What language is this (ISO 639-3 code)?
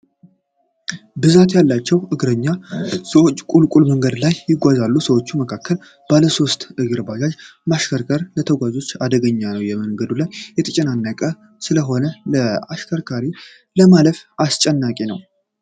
amh